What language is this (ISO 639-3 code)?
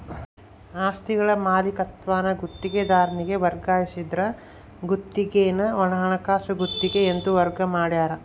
kan